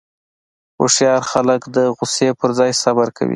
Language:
Pashto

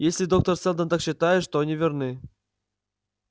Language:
Russian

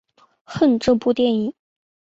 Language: Chinese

